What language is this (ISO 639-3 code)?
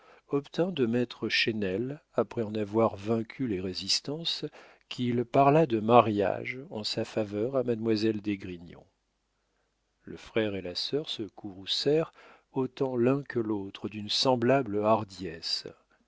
fra